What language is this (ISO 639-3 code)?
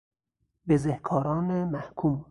fas